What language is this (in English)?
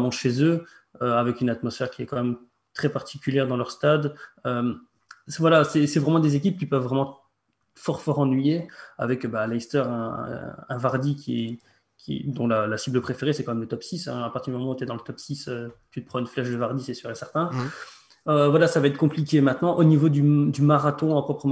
French